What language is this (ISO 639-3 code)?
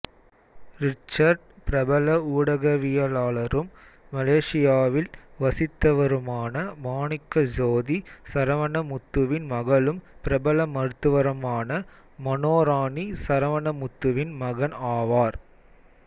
tam